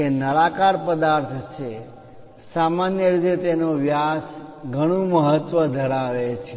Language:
Gujarati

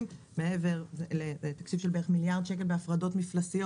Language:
Hebrew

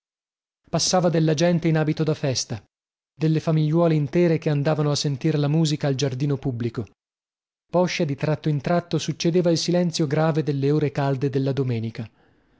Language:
Italian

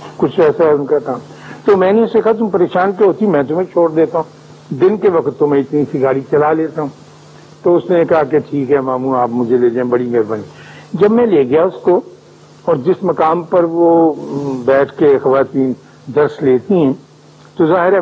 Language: Urdu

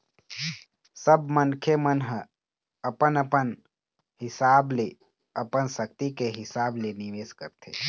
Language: Chhattisgarhi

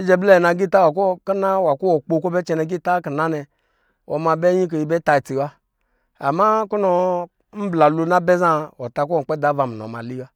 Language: Lijili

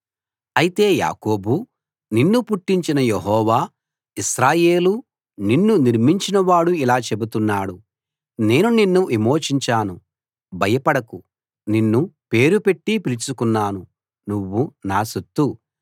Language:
Telugu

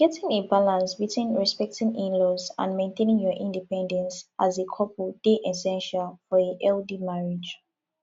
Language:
Nigerian Pidgin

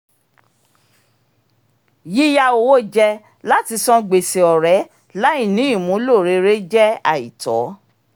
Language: Yoruba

